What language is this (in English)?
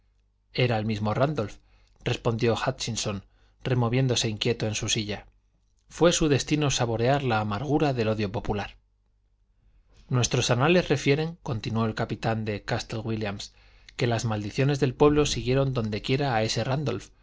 Spanish